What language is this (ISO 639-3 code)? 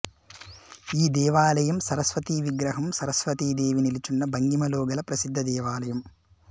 tel